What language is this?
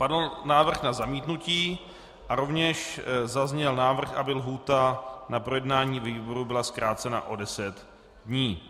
Czech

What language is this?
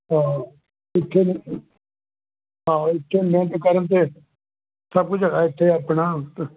Punjabi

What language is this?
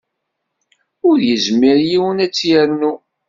Kabyle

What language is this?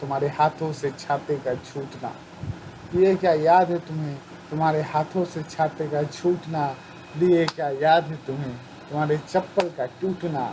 Hindi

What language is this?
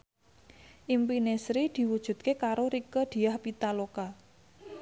Javanese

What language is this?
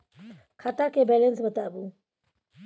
Maithili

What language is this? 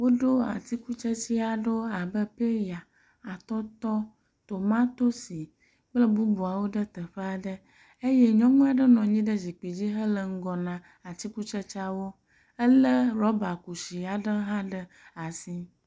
Ewe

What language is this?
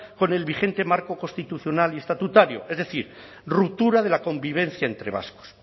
Spanish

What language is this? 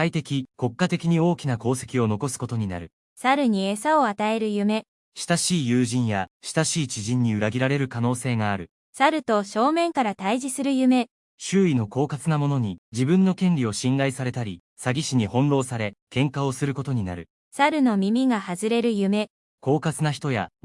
Japanese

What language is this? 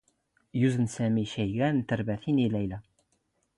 Standard Moroccan Tamazight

